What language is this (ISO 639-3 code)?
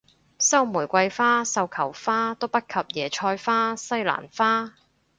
yue